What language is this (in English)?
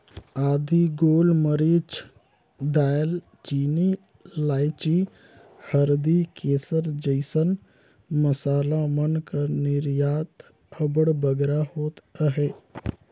Chhattisgarhi